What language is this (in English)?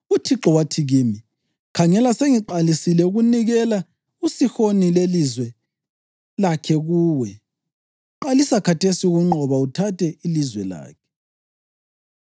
North Ndebele